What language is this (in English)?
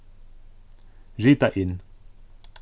Faroese